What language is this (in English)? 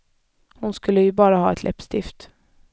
Swedish